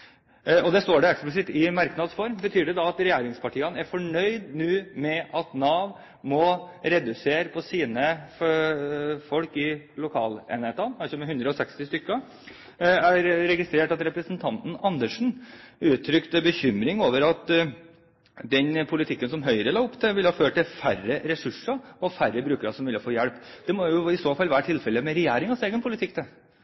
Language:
Norwegian Bokmål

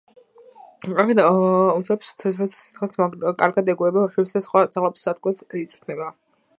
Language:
Georgian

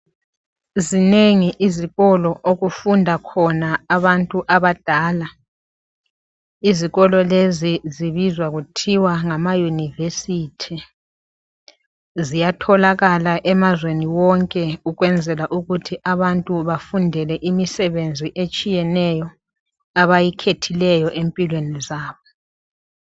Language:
North Ndebele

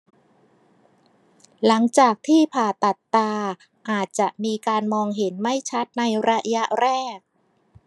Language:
Thai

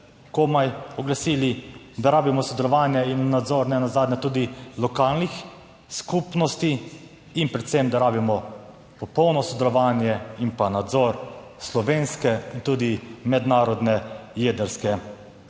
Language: Slovenian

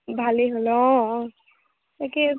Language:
Assamese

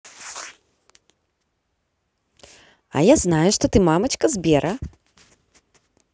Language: Russian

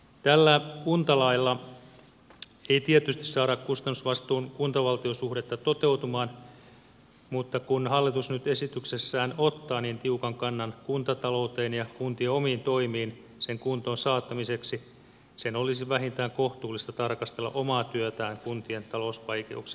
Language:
Finnish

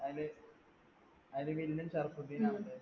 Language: Malayalam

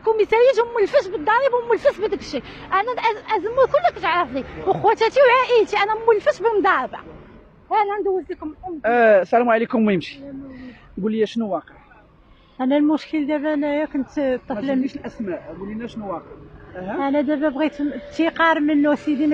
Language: Arabic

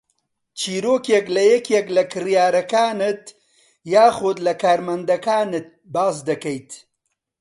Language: Central Kurdish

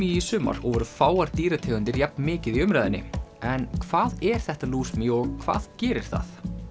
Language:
Icelandic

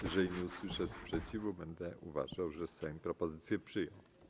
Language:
Polish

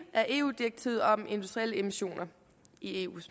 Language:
Danish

